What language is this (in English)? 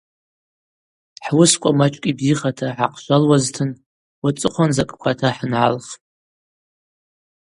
Abaza